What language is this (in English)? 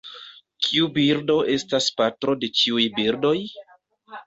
Esperanto